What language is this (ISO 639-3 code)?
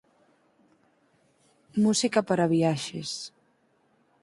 glg